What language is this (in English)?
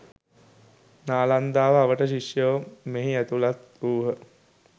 Sinhala